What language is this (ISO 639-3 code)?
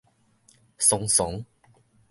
nan